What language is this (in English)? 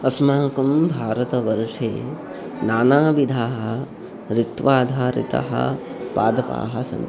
Sanskrit